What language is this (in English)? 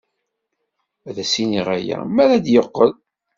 Kabyle